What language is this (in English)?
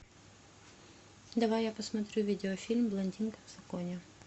Russian